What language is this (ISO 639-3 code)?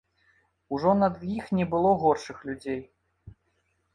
bel